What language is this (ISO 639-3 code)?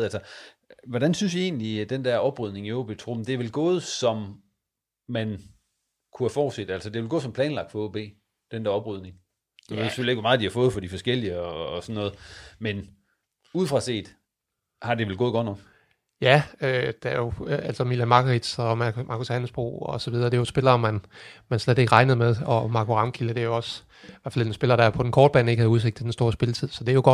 dan